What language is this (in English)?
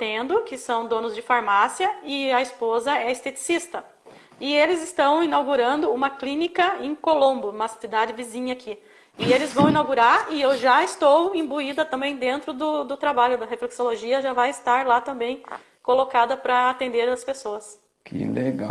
Portuguese